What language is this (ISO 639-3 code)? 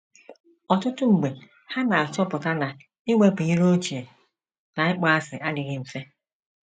ibo